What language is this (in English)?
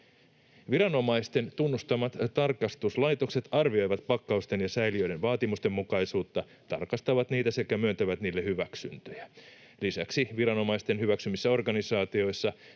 Finnish